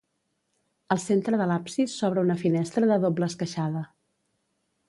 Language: Catalan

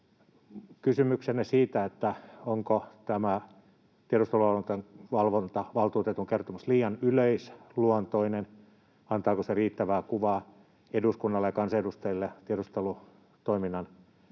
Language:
Finnish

